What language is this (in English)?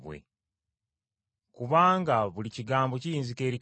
Ganda